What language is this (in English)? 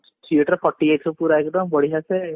Odia